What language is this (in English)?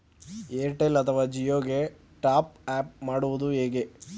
Kannada